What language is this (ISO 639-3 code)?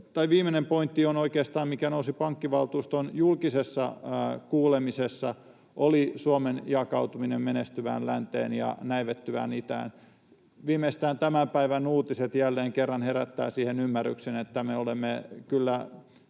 fin